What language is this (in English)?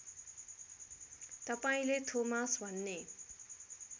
Nepali